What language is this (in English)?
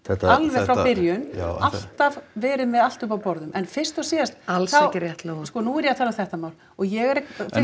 Icelandic